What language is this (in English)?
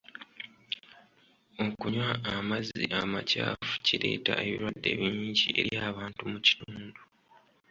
Ganda